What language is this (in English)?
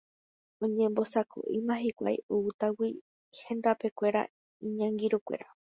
Guarani